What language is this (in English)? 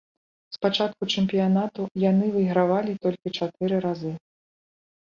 Belarusian